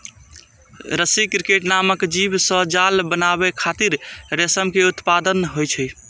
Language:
Maithili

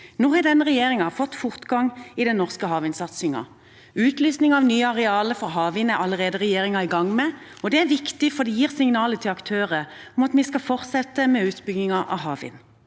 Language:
Norwegian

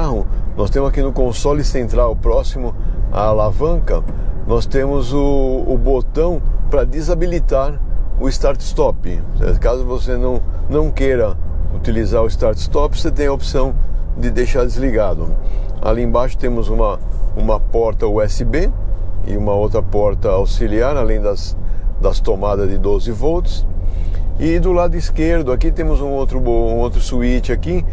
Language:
Portuguese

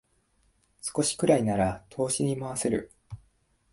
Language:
Japanese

